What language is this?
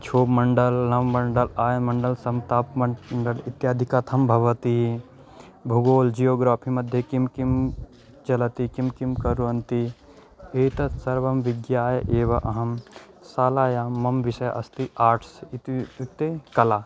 Sanskrit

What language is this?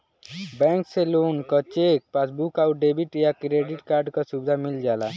Bhojpuri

